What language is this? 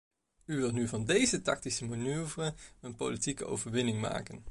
Dutch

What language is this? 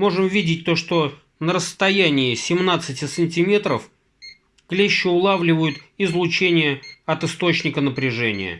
Russian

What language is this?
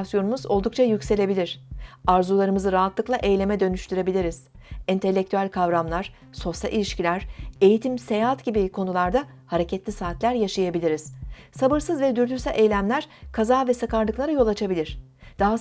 Turkish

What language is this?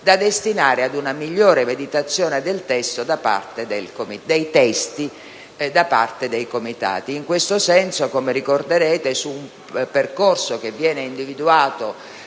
Italian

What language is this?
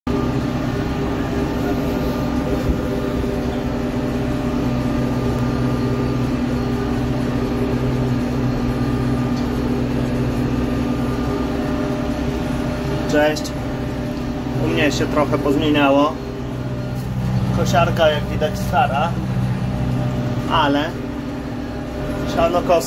Polish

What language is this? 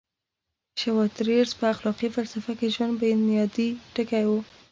Pashto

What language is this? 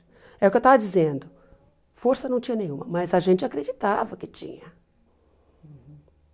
Portuguese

